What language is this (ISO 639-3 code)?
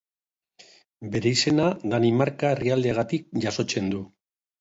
eus